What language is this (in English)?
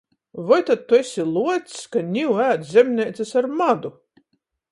Latgalian